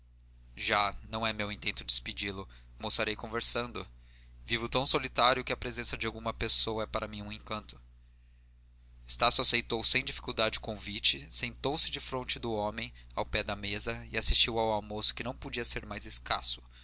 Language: Portuguese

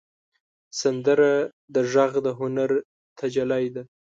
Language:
Pashto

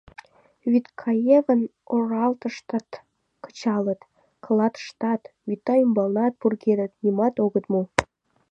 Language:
Mari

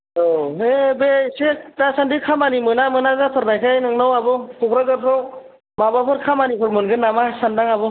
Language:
Bodo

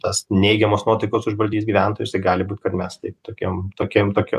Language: Lithuanian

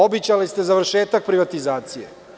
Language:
Serbian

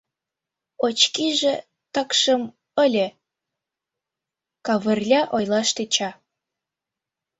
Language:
Mari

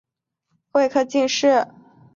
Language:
Chinese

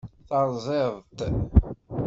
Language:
Kabyle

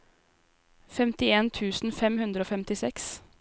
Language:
Norwegian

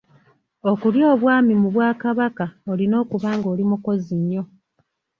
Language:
Ganda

